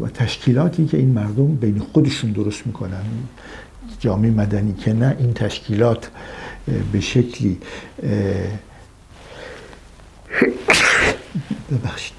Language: Persian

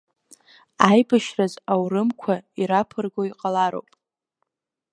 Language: Abkhazian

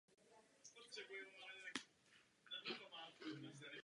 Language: Czech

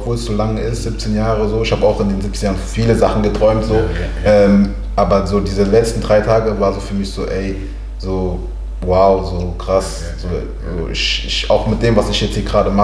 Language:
German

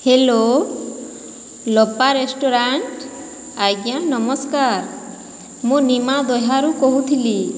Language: Odia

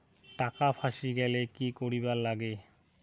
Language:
Bangla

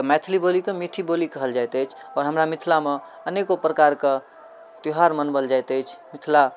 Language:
Maithili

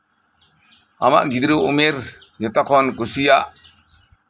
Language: Santali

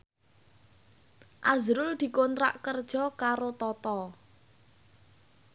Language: Javanese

